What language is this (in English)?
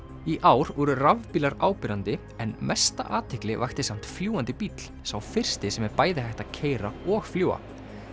Icelandic